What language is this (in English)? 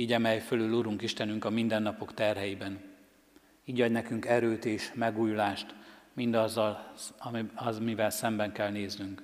Hungarian